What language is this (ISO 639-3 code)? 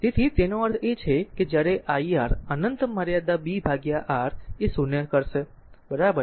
guj